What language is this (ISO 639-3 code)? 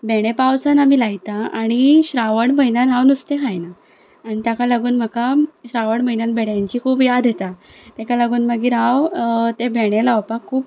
kok